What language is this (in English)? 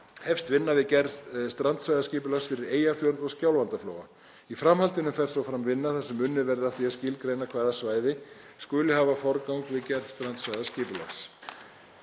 Icelandic